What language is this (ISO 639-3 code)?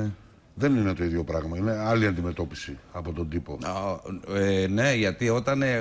ell